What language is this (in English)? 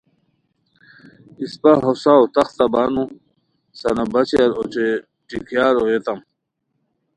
Khowar